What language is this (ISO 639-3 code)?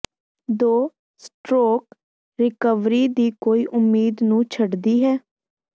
pan